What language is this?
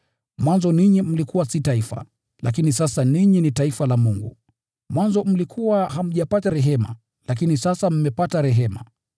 Swahili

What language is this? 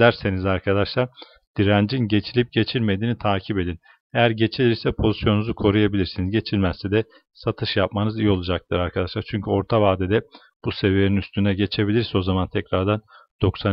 Turkish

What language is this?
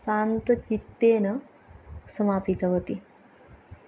Sanskrit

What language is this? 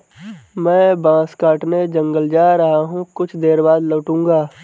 Hindi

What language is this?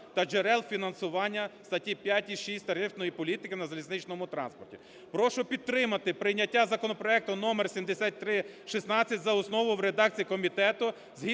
Ukrainian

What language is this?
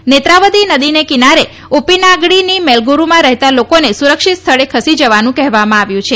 Gujarati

